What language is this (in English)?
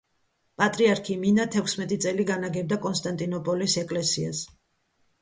Georgian